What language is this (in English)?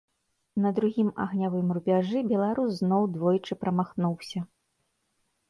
Belarusian